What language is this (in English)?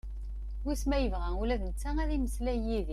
Kabyle